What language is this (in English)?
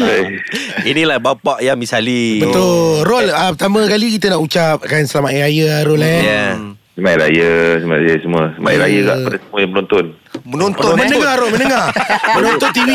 Malay